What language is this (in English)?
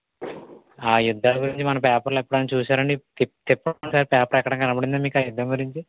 Telugu